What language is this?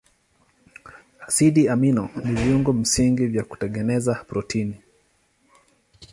Swahili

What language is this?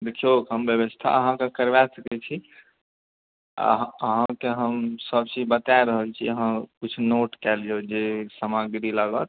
Maithili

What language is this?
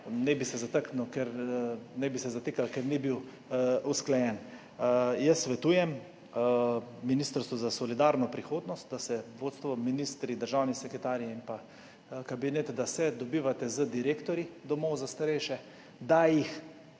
Slovenian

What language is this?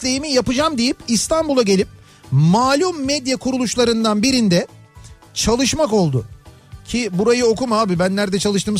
Turkish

